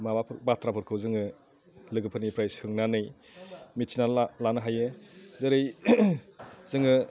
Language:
Bodo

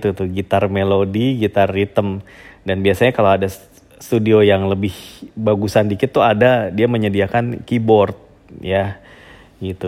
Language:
Indonesian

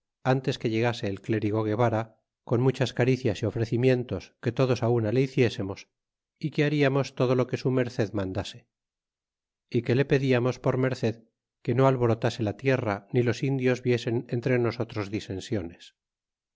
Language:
Spanish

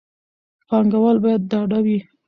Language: Pashto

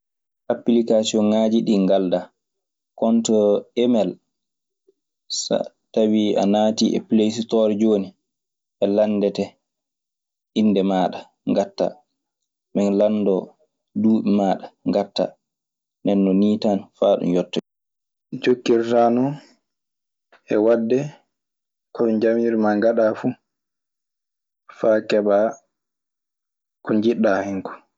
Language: Maasina Fulfulde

